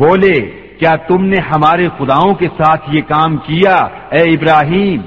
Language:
Urdu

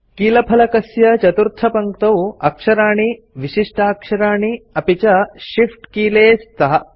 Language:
Sanskrit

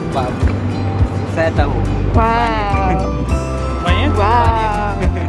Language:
Indonesian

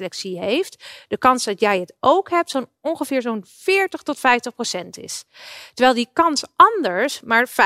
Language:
Dutch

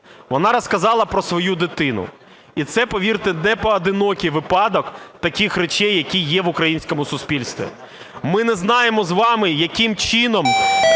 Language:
Ukrainian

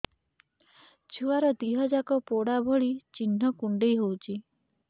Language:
Odia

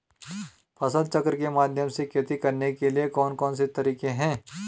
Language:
Hindi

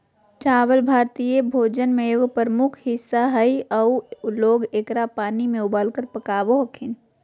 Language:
Magahi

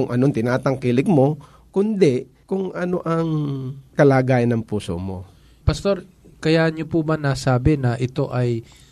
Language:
Filipino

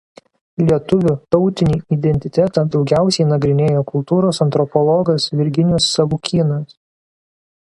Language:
Lithuanian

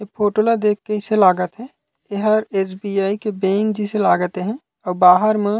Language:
Chhattisgarhi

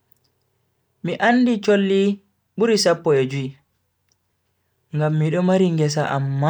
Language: Bagirmi Fulfulde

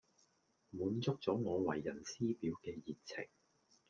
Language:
Cantonese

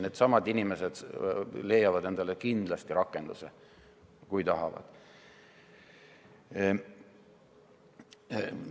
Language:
Estonian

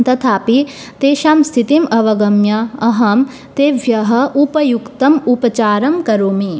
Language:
Sanskrit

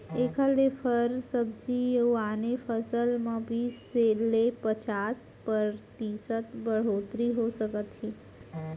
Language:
Chhattisgarhi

